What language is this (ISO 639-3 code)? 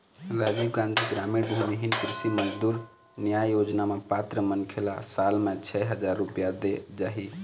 hne